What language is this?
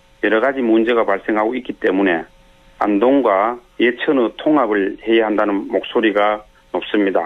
Korean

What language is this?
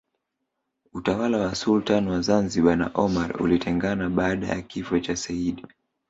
Swahili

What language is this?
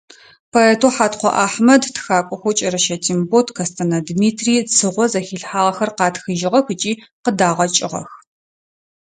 Adyghe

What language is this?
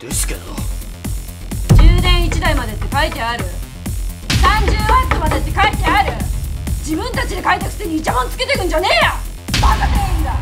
Japanese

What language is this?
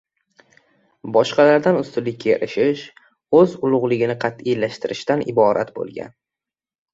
Uzbek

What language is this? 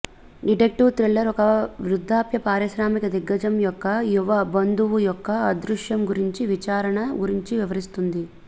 Telugu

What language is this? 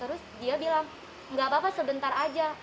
Indonesian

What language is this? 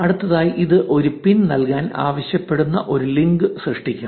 Malayalam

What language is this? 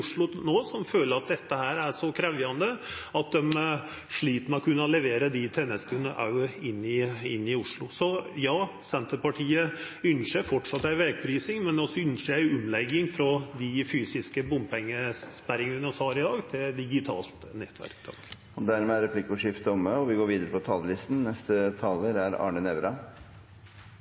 Norwegian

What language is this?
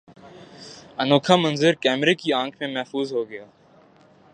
Urdu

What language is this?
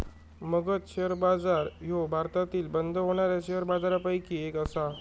Marathi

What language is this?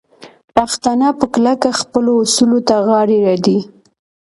Pashto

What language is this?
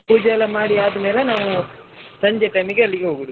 Kannada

